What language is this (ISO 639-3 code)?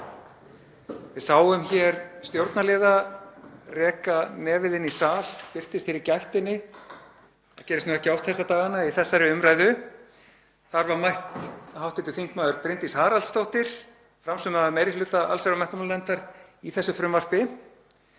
isl